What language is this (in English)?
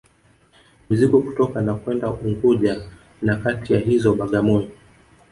Swahili